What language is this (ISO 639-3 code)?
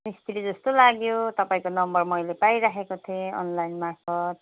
nep